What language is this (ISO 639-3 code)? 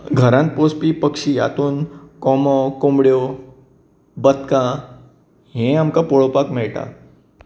kok